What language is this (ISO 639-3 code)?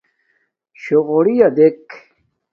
dmk